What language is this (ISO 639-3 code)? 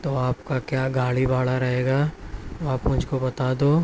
urd